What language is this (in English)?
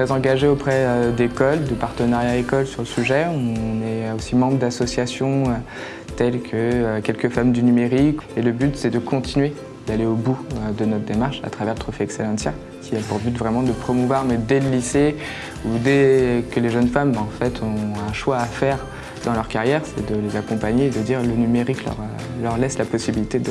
French